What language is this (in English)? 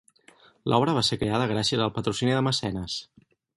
Catalan